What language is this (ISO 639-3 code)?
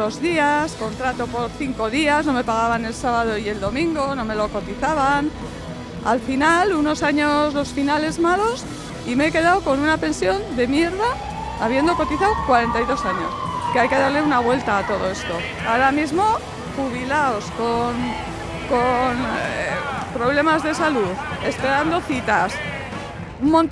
spa